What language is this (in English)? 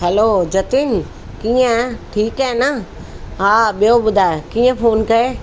Sindhi